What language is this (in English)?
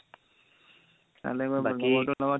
Assamese